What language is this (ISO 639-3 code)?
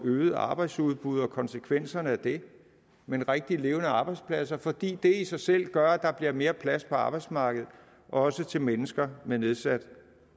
dan